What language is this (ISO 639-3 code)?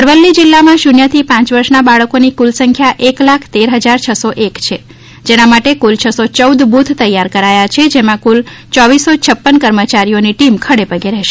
guj